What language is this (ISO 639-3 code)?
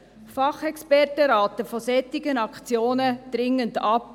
gsw